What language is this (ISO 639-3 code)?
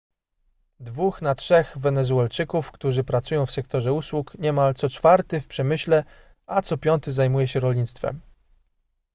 pol